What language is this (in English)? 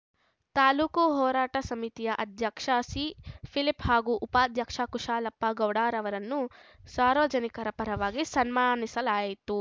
Kannada